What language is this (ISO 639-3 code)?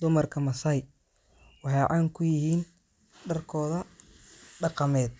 som